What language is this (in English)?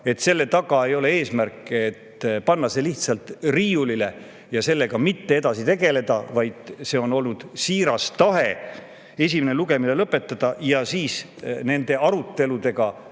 Estonian